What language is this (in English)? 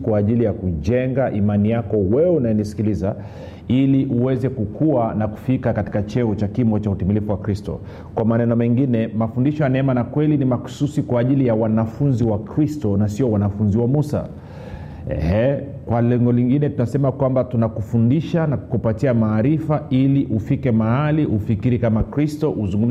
Swahili